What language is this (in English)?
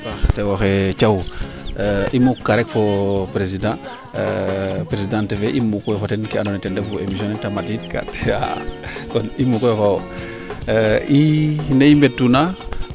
Serer